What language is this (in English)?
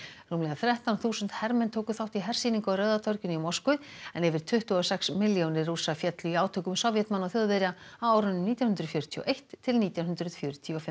Icelandic